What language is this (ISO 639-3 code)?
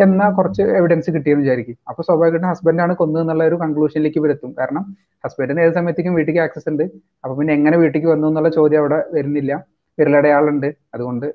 mal